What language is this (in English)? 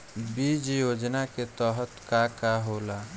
Bhojpuri